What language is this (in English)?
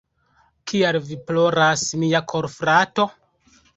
Esperanto